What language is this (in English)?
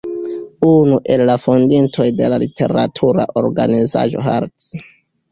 Esperanto